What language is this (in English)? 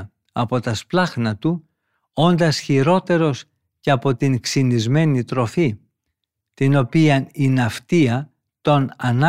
Greek